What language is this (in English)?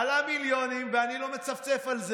Hebrew